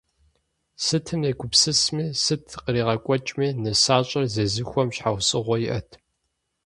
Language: Kabardian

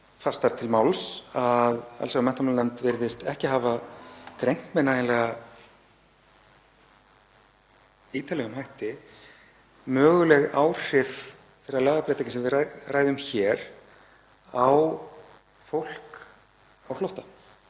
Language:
Icelandic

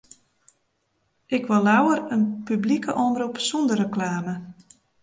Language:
Western Frisian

